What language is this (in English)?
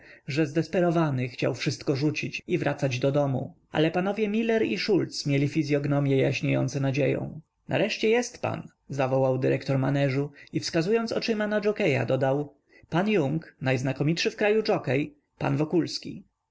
Polish